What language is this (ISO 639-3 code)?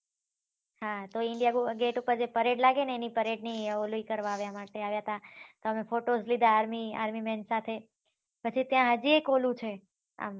guj